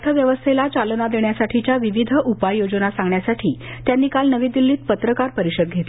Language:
Marathi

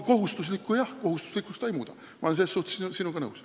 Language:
Estonian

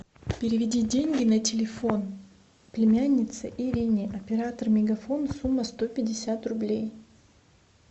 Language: Russian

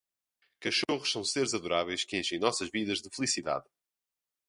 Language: Portuguese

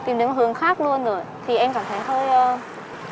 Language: Vietnamese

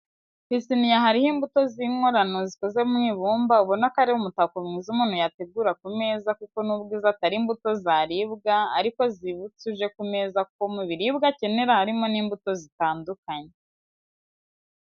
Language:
Kinyarwanda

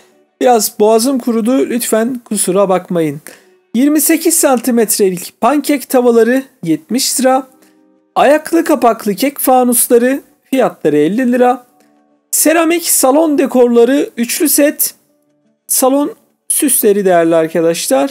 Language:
Turkish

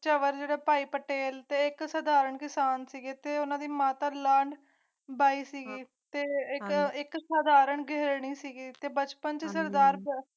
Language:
Punjabi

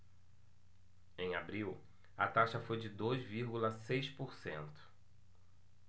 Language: Portuguese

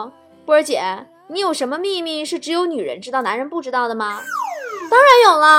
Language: Chinese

